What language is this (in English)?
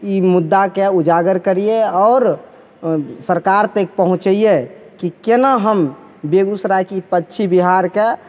Maithili